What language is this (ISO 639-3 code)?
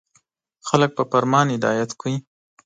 pus